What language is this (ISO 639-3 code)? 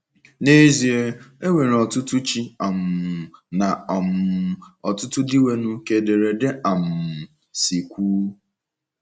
ibo